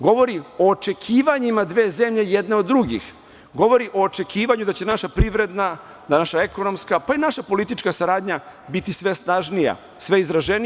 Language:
Serbian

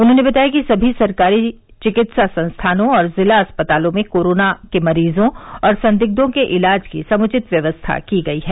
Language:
Hindi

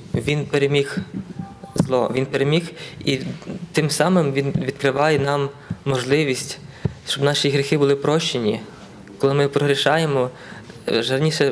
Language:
Ukrainian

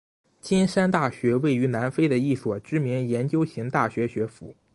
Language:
Chinese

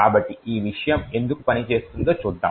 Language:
Telugu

